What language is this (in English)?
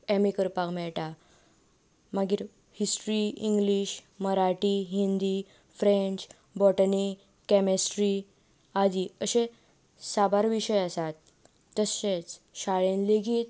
Konkani